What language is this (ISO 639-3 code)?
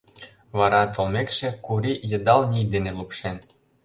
chm